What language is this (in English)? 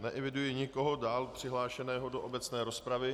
Czech